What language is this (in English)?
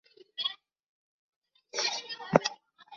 Chinese